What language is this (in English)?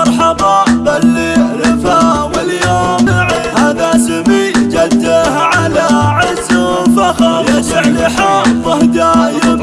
Arabic